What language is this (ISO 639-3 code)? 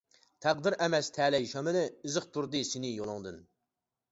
uig